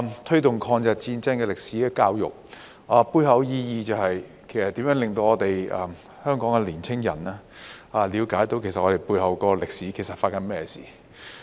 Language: Cantonese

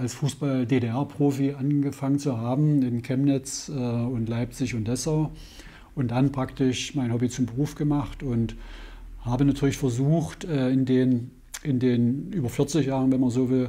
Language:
German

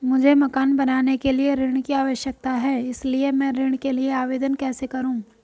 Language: Hindi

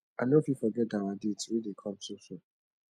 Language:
Nigerian Pidgin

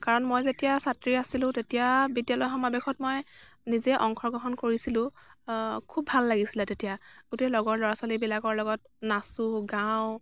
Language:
Assamese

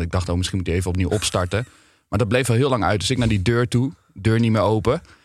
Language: Dutch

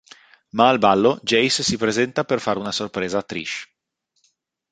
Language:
Italian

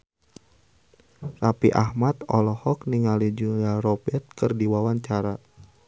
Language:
Sundanese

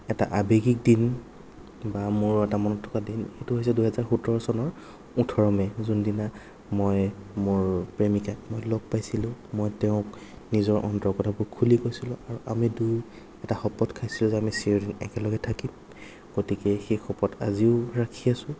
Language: Assamese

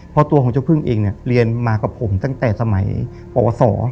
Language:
Thai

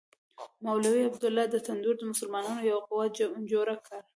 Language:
Pashto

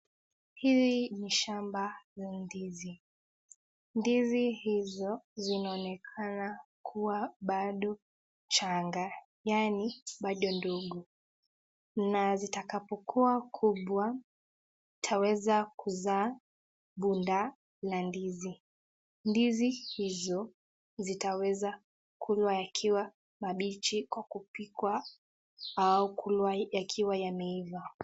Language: Swahili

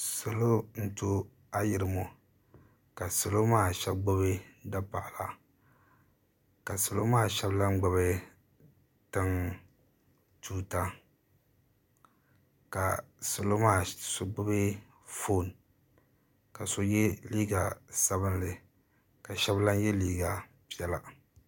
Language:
Dagbani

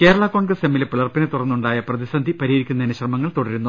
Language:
Malayalam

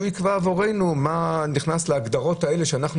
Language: Hebrew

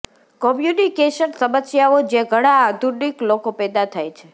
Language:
Gujarati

